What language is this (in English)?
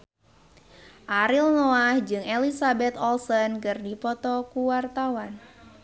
Sundanese